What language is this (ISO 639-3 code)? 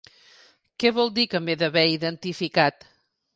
cat